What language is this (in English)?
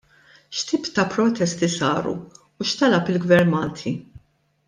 Maltese